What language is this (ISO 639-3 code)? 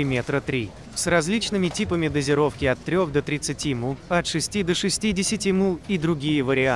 rus